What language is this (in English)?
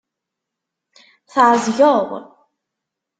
Kabyle